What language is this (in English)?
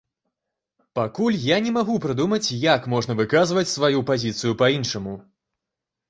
Belarusian